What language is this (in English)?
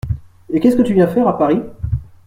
French